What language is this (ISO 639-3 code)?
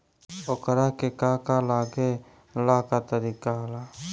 bho